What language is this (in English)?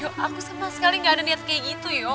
Indonesian